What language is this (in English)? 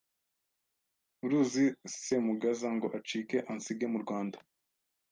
Kinyarwanda